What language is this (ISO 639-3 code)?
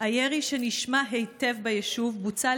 heb